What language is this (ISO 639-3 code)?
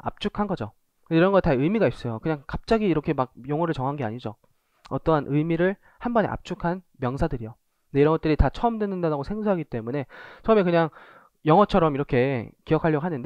kor